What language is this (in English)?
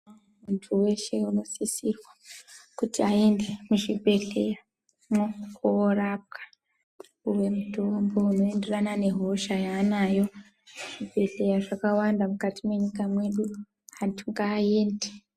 Ndau